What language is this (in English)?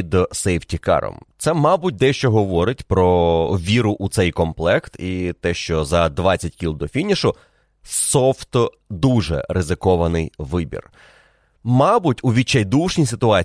Ukrainian